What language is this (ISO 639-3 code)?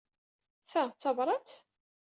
kab